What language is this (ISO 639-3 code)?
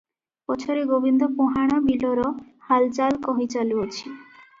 ori